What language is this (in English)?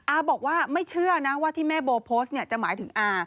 Thai